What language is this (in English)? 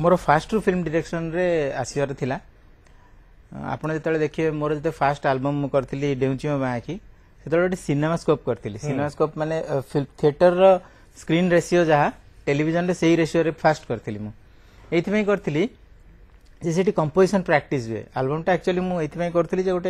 Hindi